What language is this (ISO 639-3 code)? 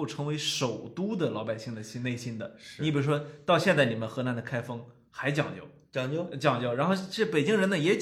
zho